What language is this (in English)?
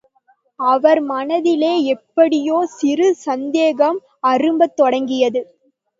Tamil